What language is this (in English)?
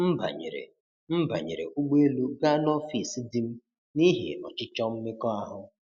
Igbo